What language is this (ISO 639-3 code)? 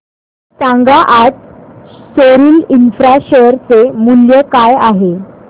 mar